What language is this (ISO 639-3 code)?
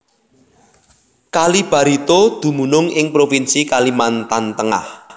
jav